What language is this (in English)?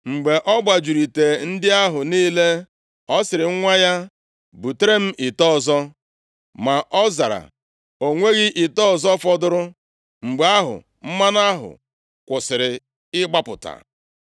Igbo